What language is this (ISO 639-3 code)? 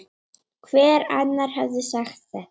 isl